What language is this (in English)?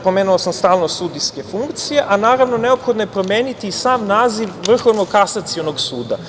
Serbian